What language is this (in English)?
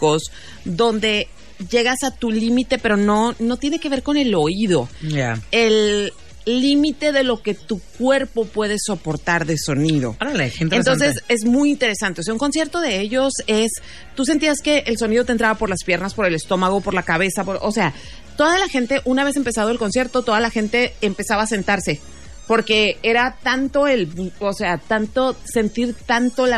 Spanish